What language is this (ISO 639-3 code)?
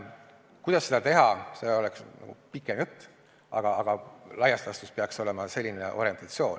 est